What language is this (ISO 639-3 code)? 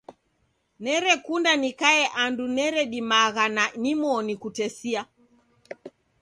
dav